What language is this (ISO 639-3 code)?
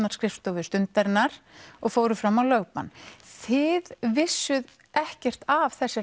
isl